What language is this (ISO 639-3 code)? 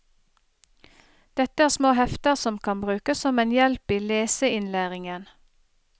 nor